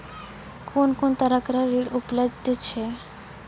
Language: Maithili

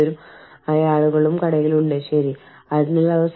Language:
Malayalam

